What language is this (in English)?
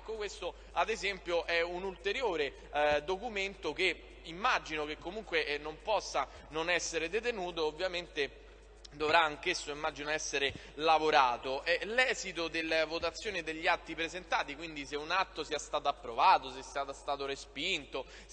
Italian